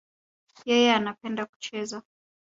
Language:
Swahili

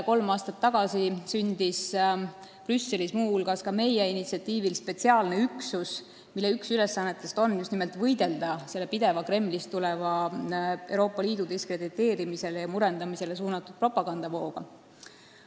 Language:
Estonian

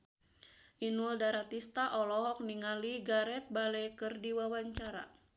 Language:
Sundanese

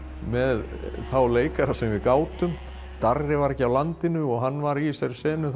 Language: Icelandic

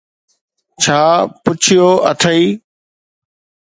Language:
Sindhi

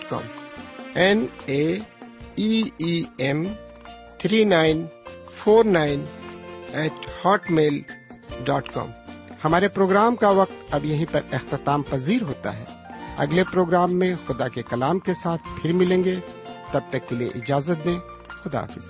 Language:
Urdu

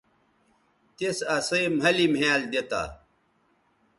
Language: Bateri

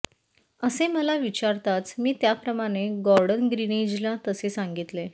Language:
Marathi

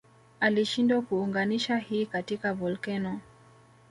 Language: Swahili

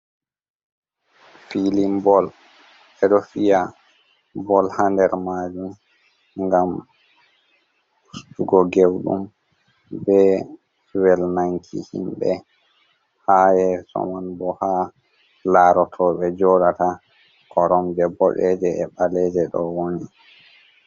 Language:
Fula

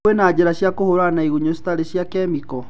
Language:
Kikuyu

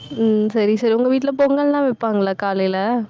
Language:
Tamil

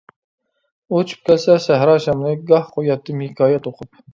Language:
Uyghur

